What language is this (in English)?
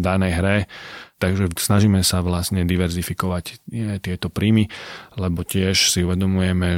Slovak